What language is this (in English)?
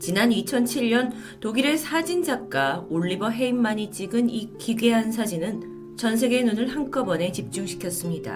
Korean